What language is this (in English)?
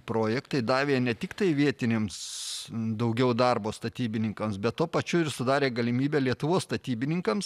Lithuanian